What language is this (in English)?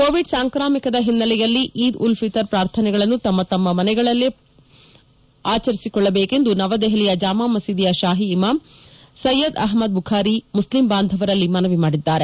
Kannada